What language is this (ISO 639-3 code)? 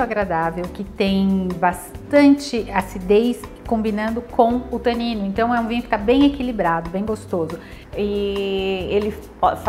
por